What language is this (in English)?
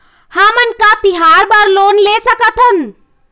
Chhattisgarhi